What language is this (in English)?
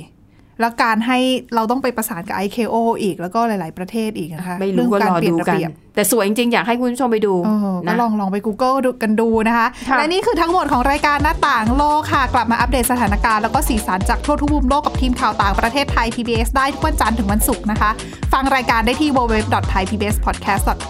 Thai